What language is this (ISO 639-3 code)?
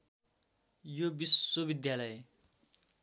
nep